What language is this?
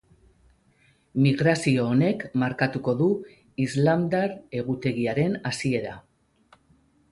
Basque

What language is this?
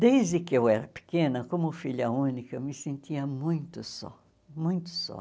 Portuguese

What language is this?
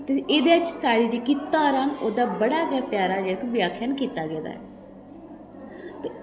Dogri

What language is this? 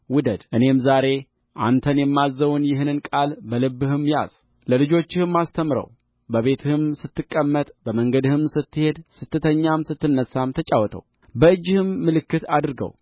Amharic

